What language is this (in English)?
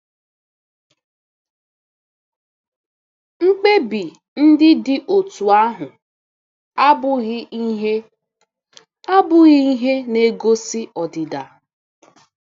Igbo